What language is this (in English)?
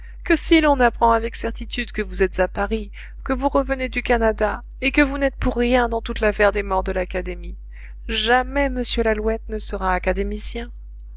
French